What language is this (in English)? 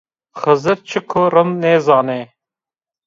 Zaza